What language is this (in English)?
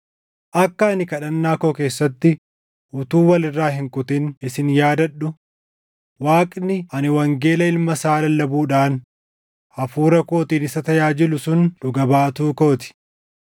Oromo